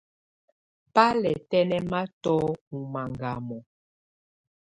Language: Tunen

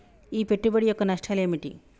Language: Telugu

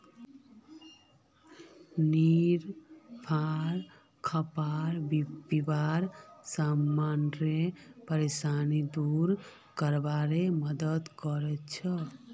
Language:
Magahi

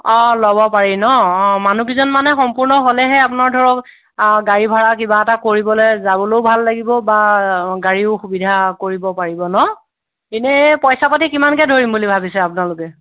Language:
Assamese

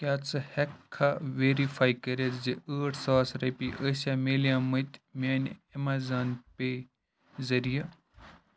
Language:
Kashmiri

